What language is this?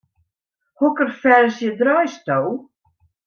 Western Frisian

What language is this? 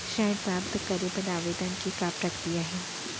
Chhattisgarhi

